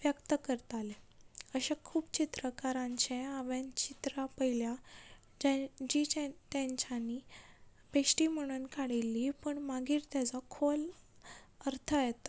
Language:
Konkani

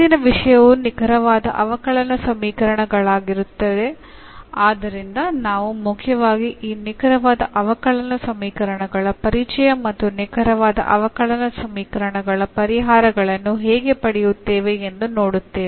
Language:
Kannada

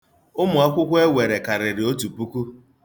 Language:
Igbo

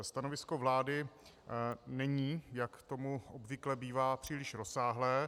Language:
Czech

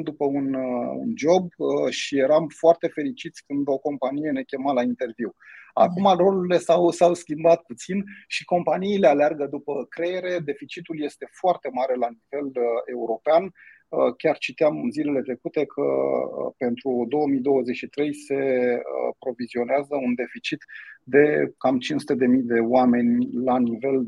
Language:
Romanian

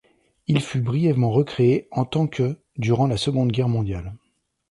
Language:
French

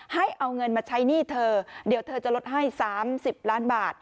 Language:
Thai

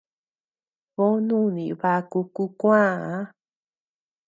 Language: Tepeuxila Cuicatec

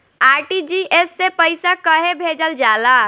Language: Bhojpuri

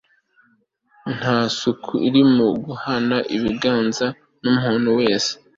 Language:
Kinyarwanda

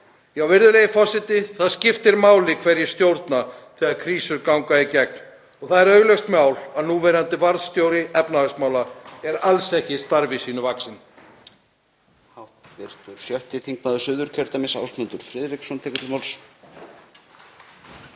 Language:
Icelandic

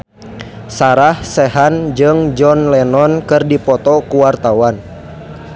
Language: Sundanese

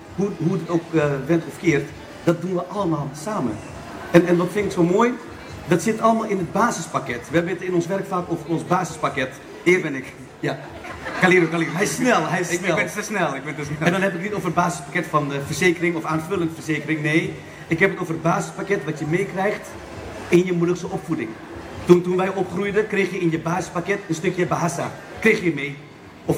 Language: Dutch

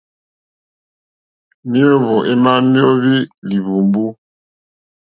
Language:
Mokpwe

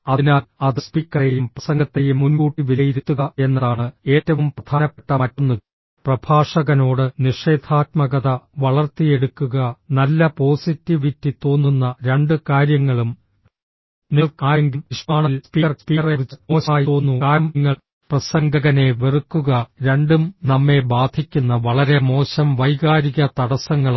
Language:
Malayalam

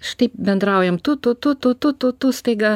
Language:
Lithuanian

